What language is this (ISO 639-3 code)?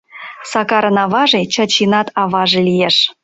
chm